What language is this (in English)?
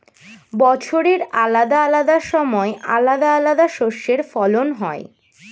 Bangla